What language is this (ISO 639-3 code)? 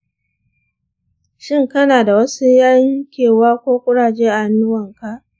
hau